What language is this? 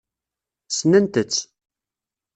Kabyle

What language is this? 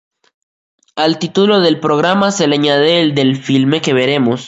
Spanish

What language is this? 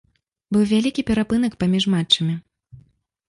Belarusian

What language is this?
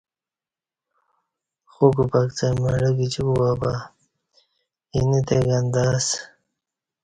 Kati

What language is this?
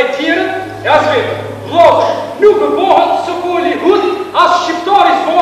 Romanian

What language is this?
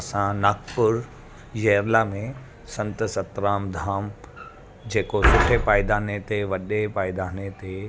Sindhi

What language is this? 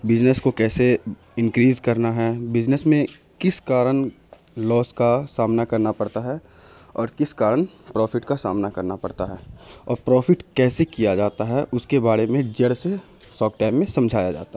Urdu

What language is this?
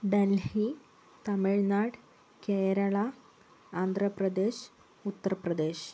Malayalam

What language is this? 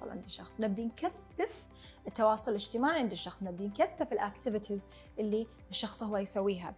Arabic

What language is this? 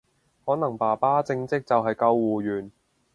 Cantonese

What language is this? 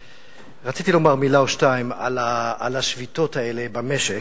Hebrew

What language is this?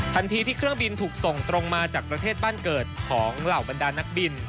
Thai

